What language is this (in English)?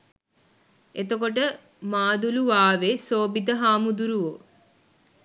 Sinhala